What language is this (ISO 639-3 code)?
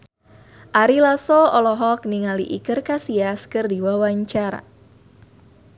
sun